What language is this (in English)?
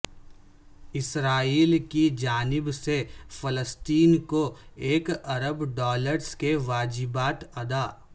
Urdu